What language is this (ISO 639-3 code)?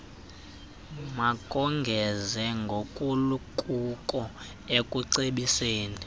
xho